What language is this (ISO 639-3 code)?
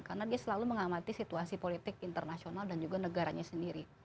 ind